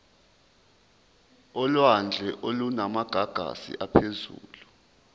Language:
Zulu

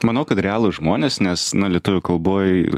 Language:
Lithuanian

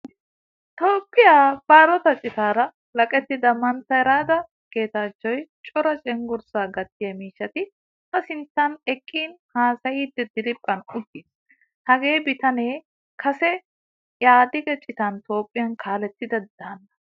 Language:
Wolaytta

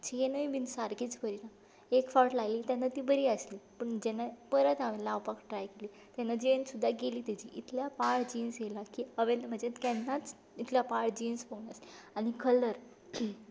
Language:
Konkani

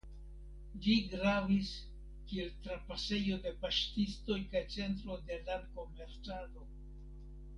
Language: Esperanto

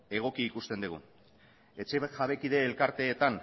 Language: Basque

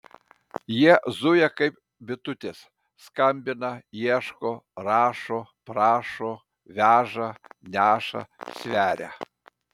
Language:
Lithuanian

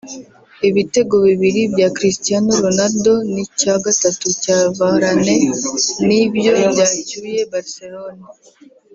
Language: Kinyarwanda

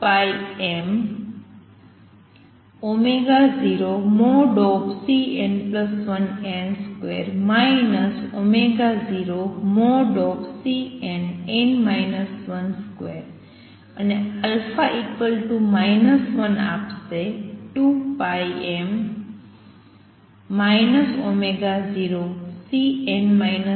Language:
Gujarati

